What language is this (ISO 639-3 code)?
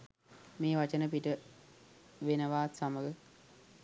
sin